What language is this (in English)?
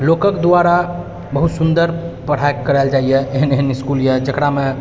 Maithili